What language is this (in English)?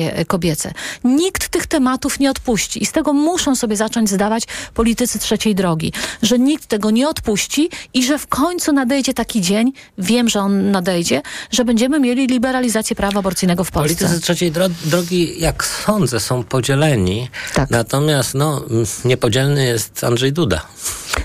Polish